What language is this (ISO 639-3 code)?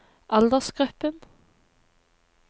nor